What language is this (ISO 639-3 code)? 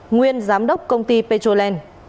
vie